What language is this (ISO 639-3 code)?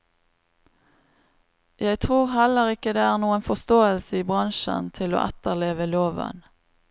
nor